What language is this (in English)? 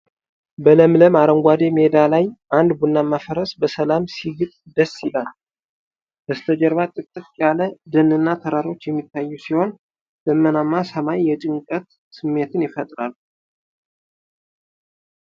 Amharic